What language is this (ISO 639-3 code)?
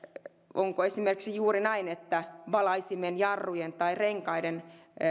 fin